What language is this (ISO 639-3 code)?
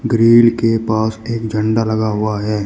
hin